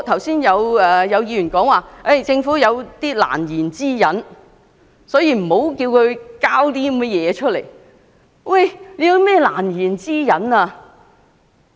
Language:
Cantonese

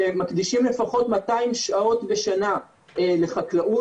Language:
Hebrew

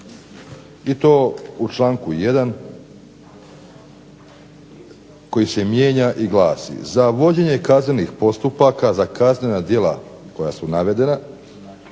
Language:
Croatian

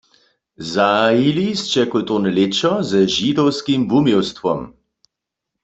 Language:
Upper Sorbian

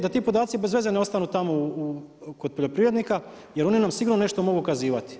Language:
Croatian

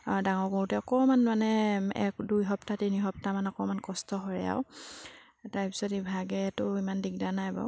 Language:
Assamese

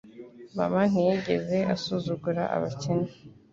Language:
Kinyarwanda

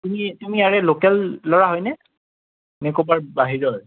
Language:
Assamese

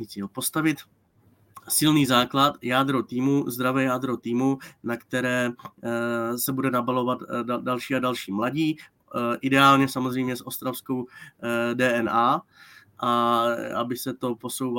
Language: Czech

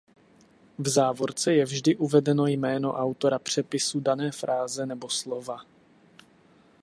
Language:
Czech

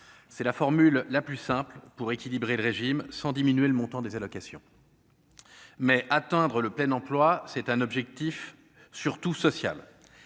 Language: French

